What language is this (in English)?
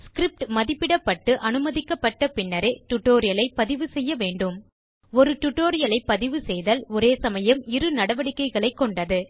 Tamil